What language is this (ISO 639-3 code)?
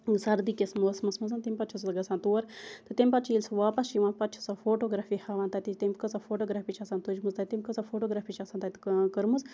kas